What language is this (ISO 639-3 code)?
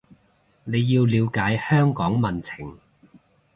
yue